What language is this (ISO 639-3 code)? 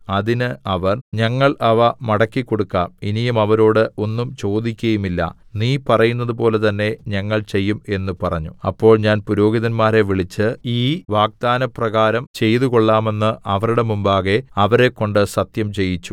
mal